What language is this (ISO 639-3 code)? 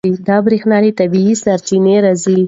pus